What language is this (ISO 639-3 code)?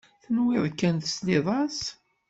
kab